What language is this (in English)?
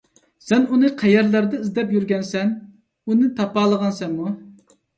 Uyghur